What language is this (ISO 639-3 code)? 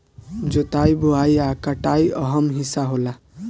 bho